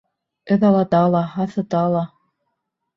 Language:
Bashkir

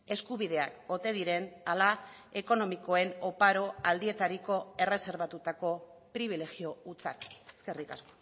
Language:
Basque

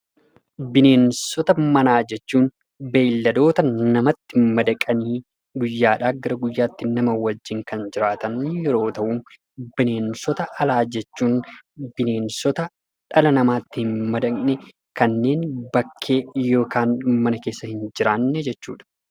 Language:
Oromo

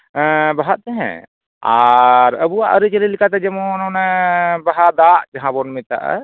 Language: Santali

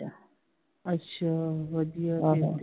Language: Punjabi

